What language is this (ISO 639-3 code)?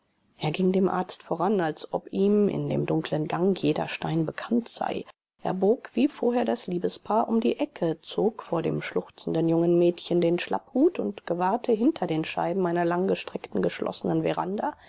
deu